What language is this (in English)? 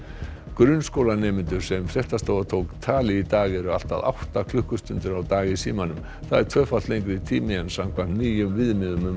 Icelandic